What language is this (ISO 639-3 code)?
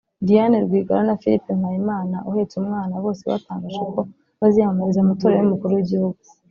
kin